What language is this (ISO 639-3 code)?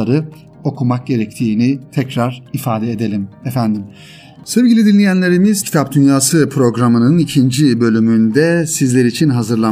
tur